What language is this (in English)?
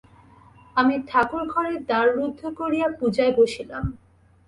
Bangla